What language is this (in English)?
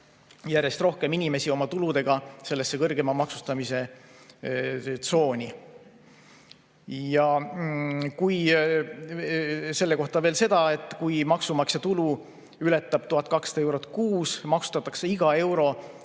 Estonian